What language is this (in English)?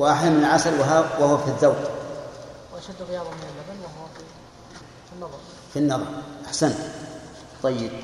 Arabic